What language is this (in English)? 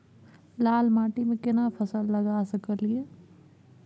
Maithili